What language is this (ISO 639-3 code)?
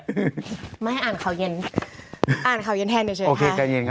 tha